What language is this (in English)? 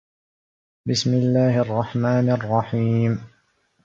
Arabic